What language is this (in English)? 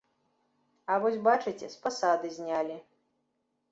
Belarusian